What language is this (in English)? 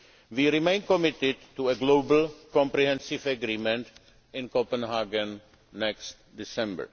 English